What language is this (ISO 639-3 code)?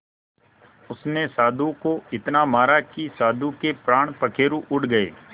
hin